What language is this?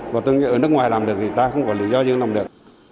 Vietnamese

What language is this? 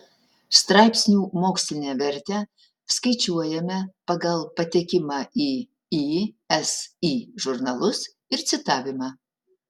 Lithuanian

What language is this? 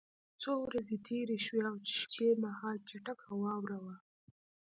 Pashto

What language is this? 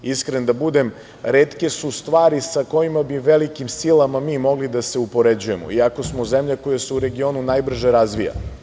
Serbian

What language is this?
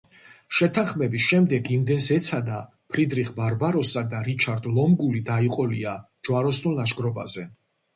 Georgian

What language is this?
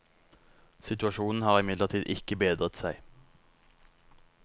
Norwegian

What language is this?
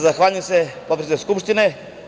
Serbian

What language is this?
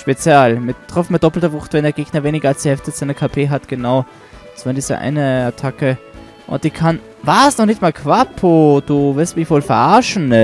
German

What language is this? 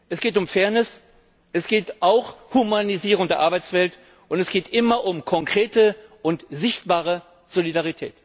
German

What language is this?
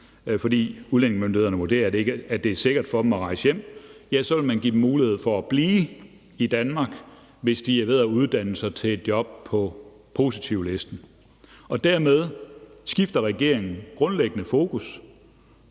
Danish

